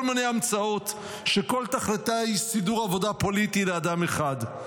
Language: Hebrew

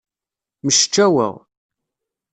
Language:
Kabyle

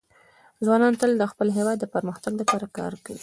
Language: Pashto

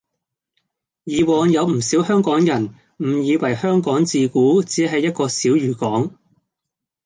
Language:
Cantonese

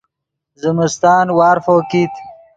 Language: Yidgha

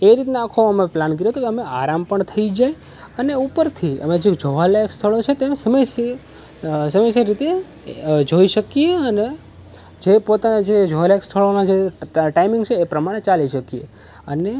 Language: Gujarati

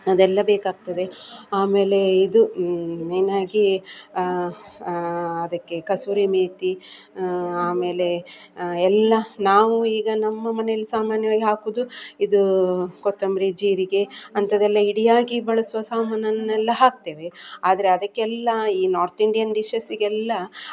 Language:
Kannada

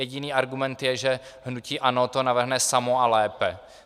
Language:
Czech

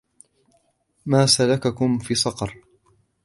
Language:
Arabic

